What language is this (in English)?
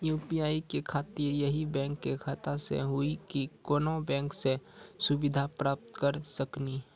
Maithili